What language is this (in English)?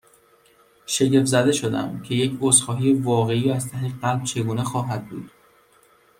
Persian